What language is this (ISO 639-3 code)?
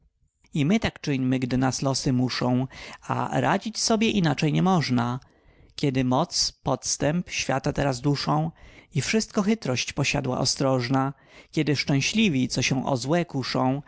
pol